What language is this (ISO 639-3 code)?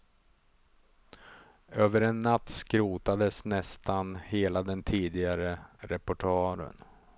swe